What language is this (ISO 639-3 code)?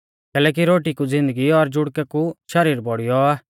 bfz